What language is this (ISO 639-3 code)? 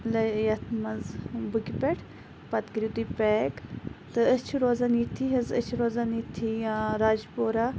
kas